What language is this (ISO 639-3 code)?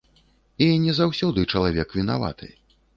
bel